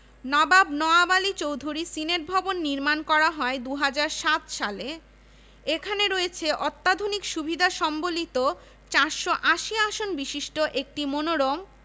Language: Bangla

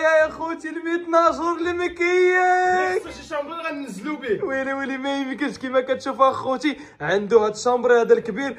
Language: Arabic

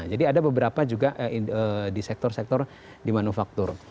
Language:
Indonesian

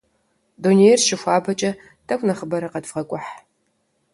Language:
Kabardian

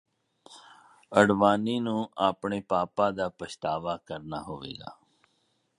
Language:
Punjabi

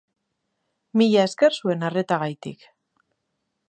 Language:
Basque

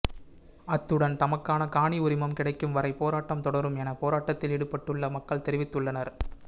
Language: Tamil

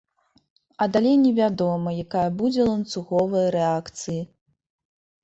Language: Belarusian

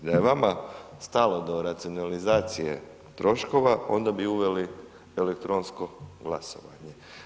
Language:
Croatian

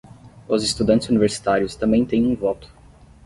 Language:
Portuguese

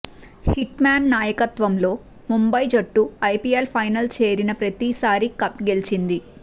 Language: Telugu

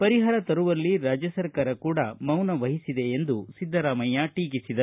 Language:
Kannada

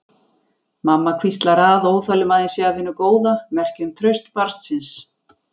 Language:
Icelandic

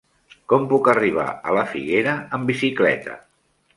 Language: Catalan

